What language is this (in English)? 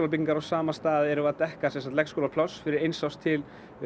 Icelandic